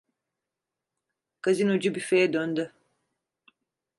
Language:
Turkish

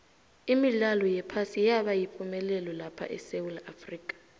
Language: South Ndebele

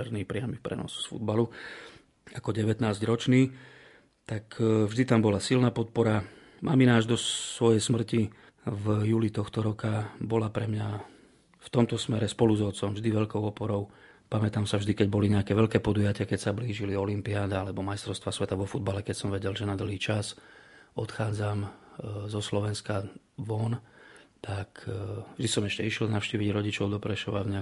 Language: Slovak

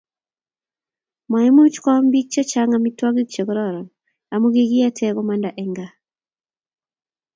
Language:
Kalenjin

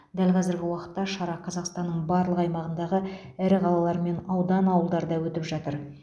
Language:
Kazakh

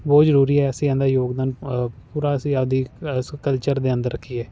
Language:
Punjabi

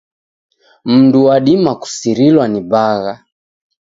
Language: Taita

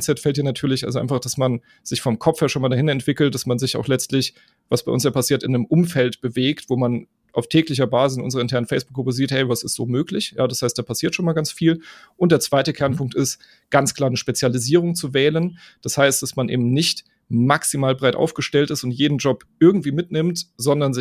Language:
German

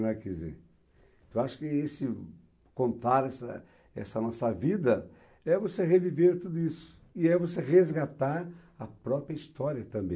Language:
Portuguese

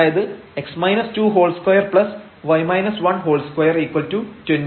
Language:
Malayalam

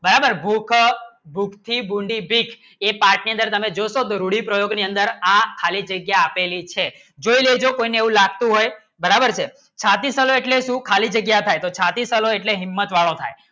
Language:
Gujarati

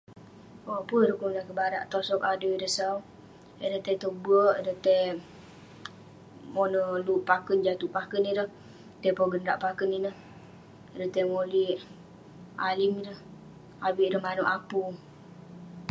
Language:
Western Penan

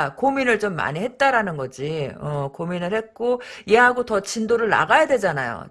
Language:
Korean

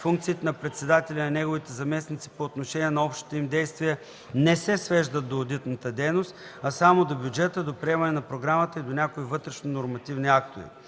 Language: Bulgarian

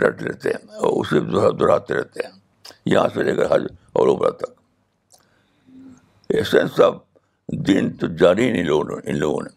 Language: Urdu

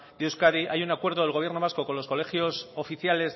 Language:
Spanish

